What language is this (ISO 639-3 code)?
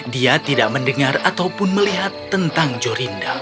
ind